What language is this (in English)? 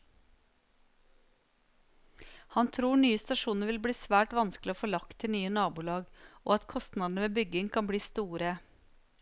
Norwegian